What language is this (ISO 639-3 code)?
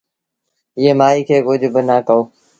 sbn